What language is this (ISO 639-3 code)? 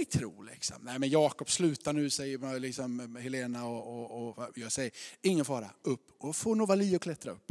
swe